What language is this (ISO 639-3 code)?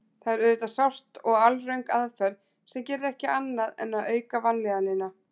isl